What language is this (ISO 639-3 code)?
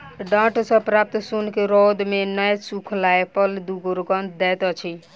mai